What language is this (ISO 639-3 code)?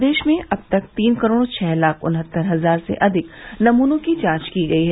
hin